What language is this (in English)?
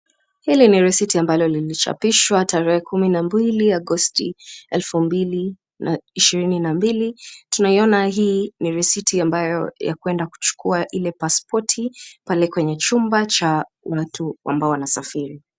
Swahili